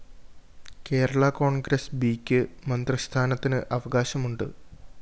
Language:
Malayalam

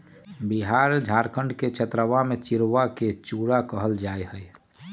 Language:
Magahi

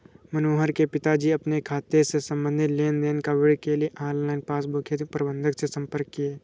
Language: Hindi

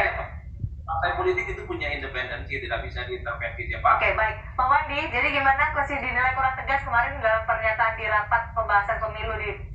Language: Indonesian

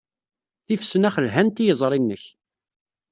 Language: Kabyle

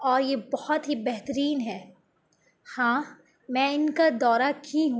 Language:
Urdu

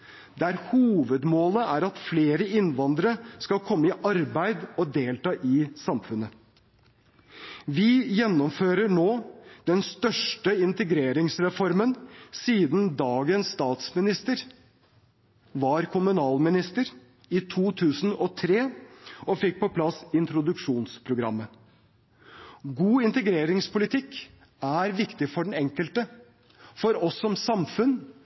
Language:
Norwegian Bokmål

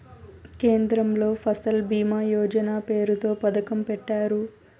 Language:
Telugu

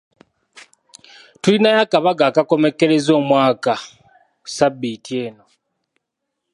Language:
Ganda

